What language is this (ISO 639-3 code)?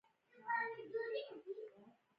pus